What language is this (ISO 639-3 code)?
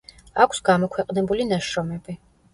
kat